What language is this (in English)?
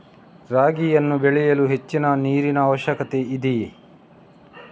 Kannada